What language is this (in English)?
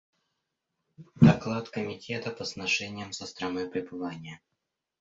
Russian